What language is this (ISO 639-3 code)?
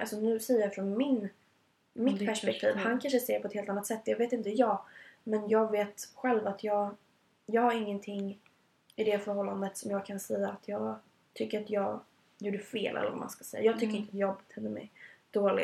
swe